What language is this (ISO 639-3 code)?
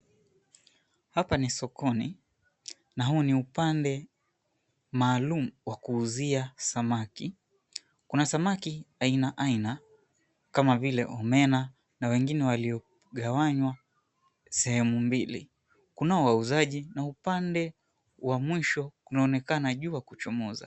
swa